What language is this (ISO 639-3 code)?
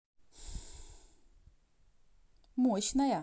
rus